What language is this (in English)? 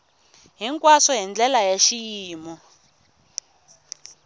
Tsonga